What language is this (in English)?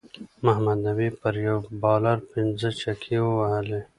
Pashto